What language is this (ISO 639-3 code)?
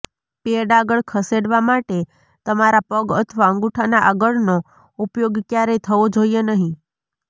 guj